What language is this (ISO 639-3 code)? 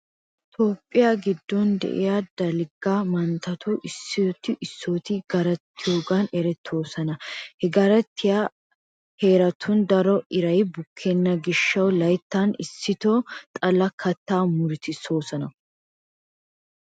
wal